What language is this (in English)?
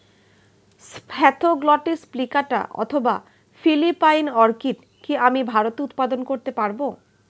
Bangla